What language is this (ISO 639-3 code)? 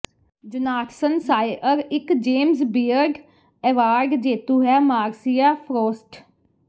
pan